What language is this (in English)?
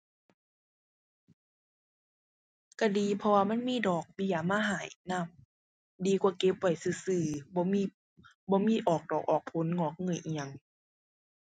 Thai